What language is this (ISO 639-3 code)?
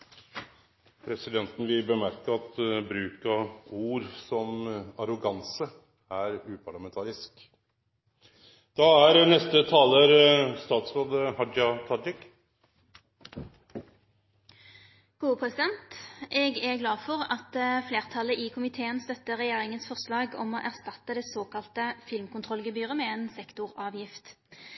nor